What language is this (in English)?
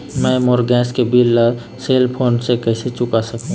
Chhattisgarhi